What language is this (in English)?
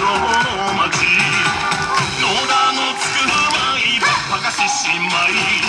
Japanese